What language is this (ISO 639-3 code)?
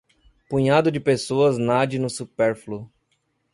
por